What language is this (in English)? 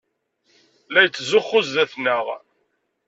Kabyle